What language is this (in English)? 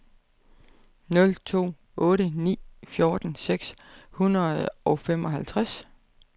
Danish